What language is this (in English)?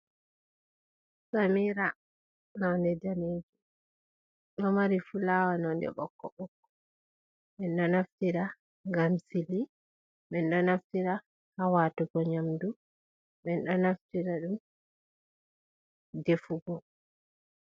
Fula